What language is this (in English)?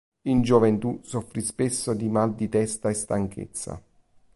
Italian